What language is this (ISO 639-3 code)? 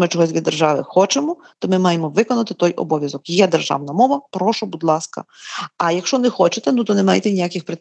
ukr